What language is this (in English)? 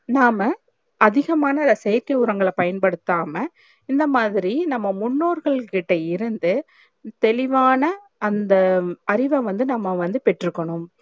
Tamil